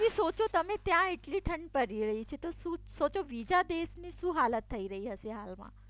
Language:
Gujarati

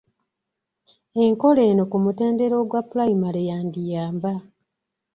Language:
Ganda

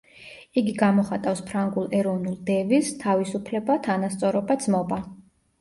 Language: Georgian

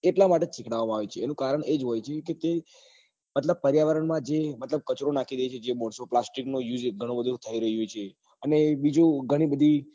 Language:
Gujarati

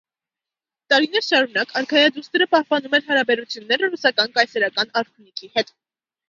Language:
Armenian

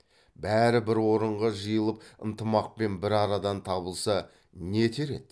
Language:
Kazakh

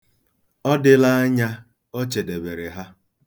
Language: Igbo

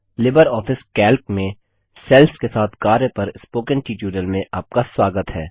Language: Hindi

